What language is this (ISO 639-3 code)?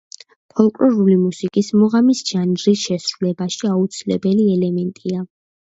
kat